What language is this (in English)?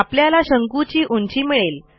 Marathi